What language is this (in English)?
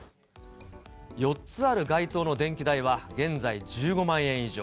Japanese